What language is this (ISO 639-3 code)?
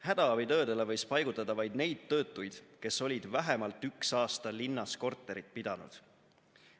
est